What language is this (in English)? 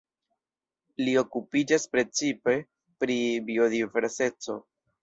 Esperanto